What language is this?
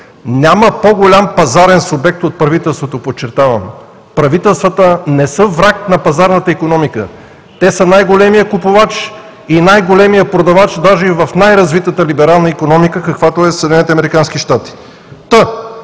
Bulgarian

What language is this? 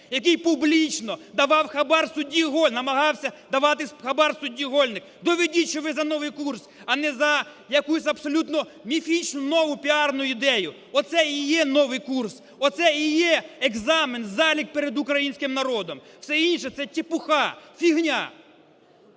Ukrainian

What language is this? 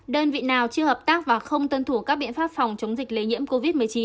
Vietnamese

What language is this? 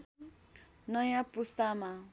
Nepali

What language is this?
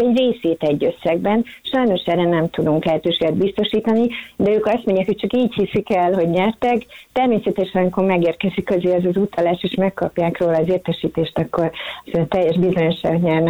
Hungarian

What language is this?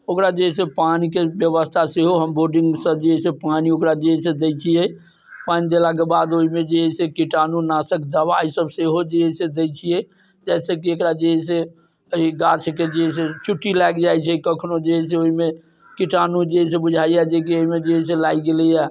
Maithili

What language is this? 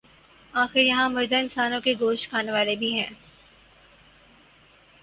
Urdu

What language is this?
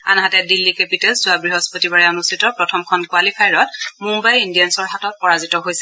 Assamese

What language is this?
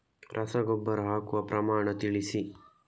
Kannada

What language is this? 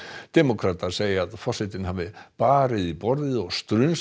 Icelandic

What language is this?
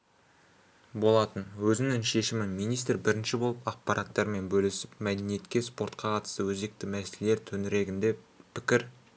Kazakh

